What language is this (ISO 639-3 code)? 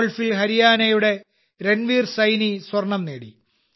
mal